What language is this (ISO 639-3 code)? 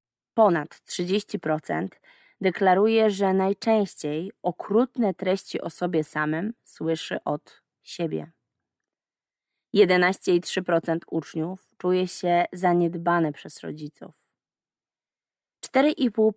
pol